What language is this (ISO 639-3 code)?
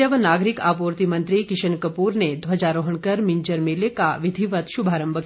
hin